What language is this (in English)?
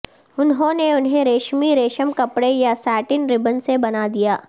Urdu